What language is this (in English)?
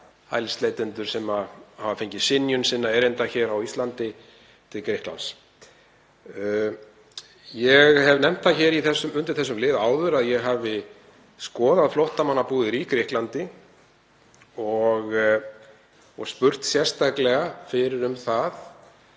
Icelandic